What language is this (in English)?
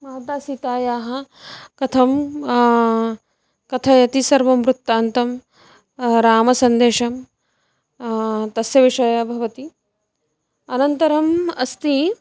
Sanskrit